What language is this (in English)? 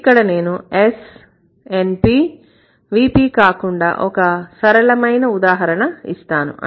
Telugu